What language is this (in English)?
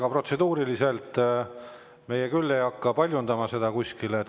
Estonian